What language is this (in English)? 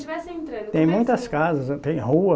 Portuguese